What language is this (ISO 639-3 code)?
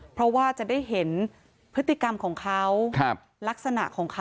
tha